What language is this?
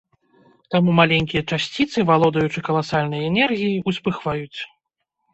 Belarusian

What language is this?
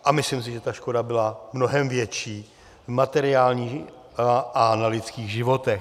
Czech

